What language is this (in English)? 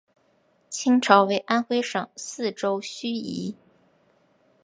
Chinese